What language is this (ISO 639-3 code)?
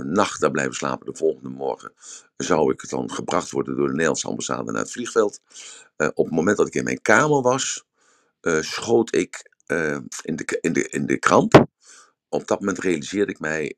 nld